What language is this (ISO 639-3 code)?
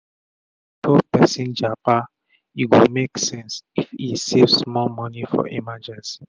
pcm